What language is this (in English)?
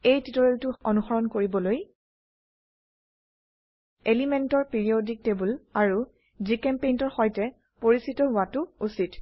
Assamese